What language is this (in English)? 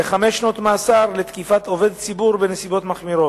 Hebrew